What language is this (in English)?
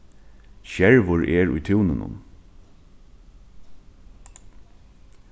Faroese